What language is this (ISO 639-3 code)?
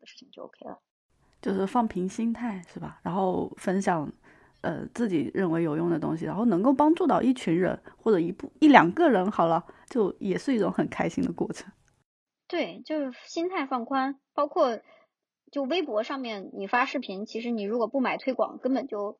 zho